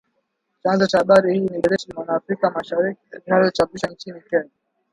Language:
Swahili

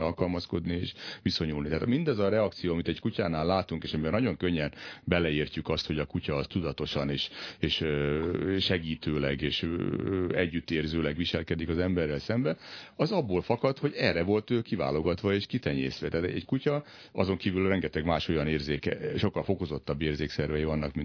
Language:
Hungarian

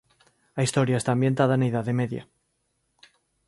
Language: Galician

